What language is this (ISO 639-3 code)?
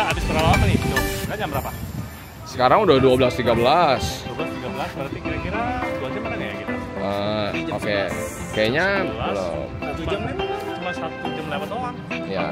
ind